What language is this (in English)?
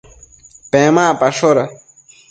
Matsés